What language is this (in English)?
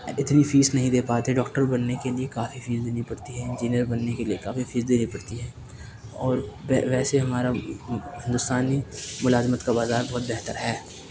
Urdu